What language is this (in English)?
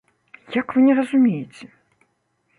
Belarusian